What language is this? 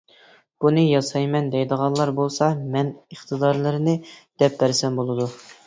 Uyghur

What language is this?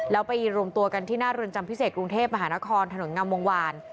Thai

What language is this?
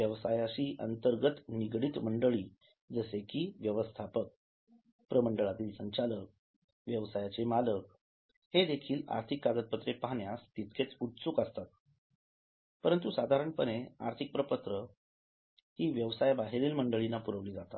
Marathi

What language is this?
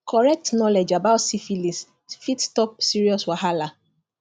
Nigerian Pidgin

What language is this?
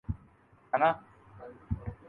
Urdu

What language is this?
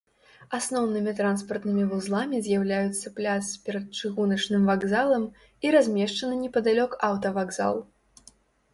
Belarusian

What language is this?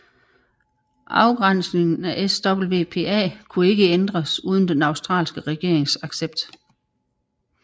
Danish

